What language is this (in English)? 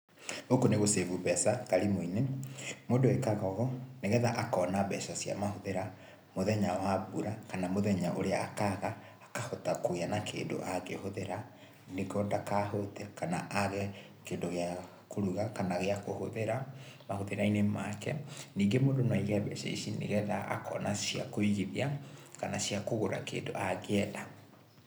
Kikuyu